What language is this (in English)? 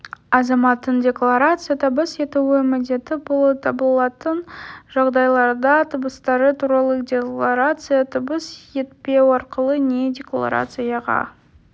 Kazakh